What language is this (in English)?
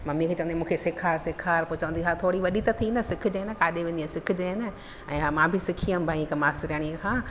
Sindhi